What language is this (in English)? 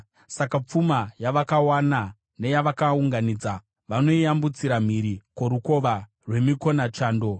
Shona